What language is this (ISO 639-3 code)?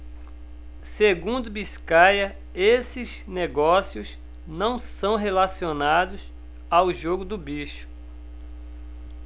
por